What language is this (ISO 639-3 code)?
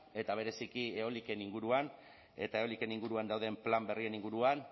eus